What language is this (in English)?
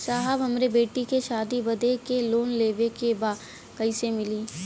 Bhojpuri